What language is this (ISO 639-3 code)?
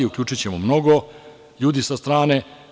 srp